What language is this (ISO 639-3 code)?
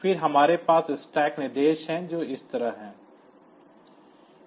hin